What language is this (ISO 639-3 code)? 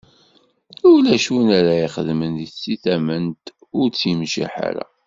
kab